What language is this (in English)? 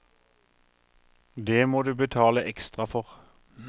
Norwegian